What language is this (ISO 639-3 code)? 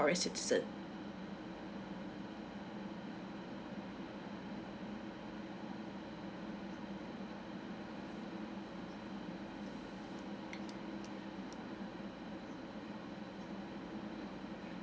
eng